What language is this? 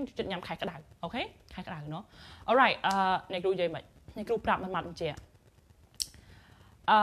Thai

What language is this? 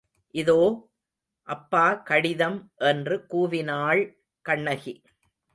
Tamil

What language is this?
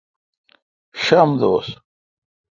Kalkoti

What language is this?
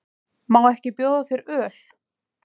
Icelandic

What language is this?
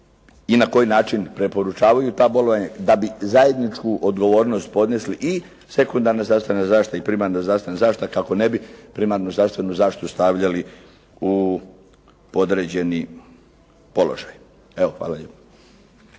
Croatian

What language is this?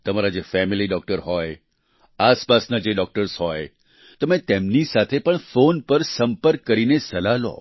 Gujarati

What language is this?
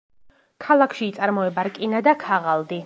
Georgian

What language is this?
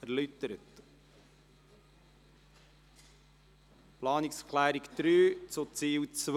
Swiss German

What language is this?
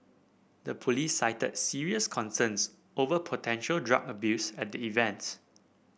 English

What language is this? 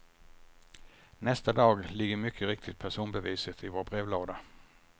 Swedish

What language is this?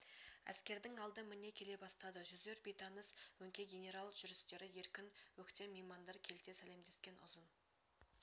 Kazakh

